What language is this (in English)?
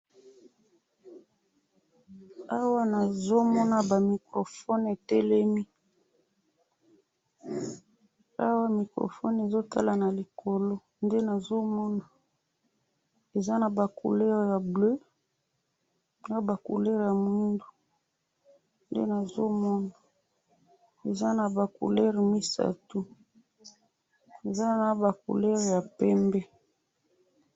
Lingala